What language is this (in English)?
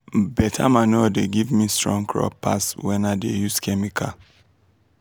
Nigerian Pidgin